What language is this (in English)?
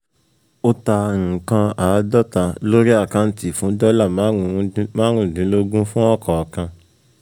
Yoruba